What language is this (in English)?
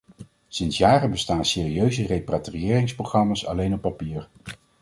Dutch